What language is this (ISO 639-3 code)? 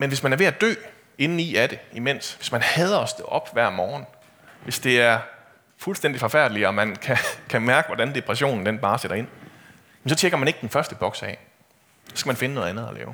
dan